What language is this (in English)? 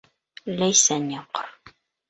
Bashkir